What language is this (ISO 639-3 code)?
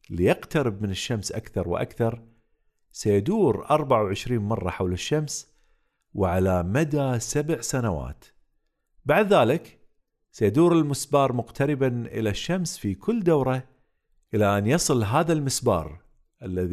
ara